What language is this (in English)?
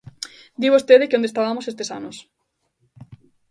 Galician